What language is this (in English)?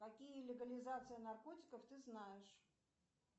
Russian